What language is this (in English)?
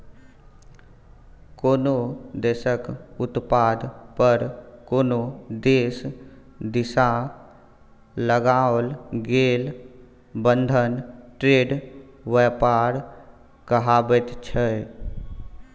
Maithili